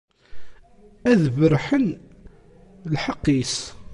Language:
Kabyle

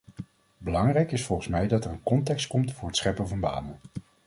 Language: Dutch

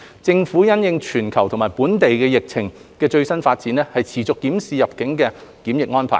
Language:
Cantonese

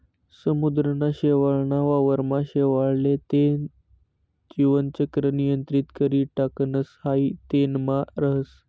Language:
Marathi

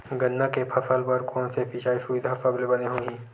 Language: Chhattisgarhi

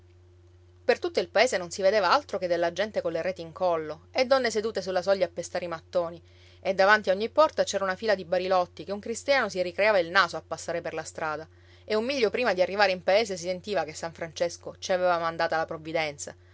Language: Italian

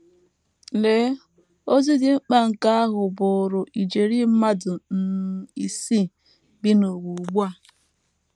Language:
Igbo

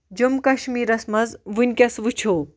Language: Kashmiri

